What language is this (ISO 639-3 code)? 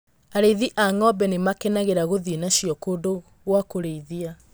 kik